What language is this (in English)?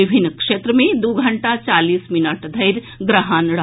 Maithili